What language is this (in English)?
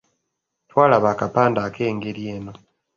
Ganda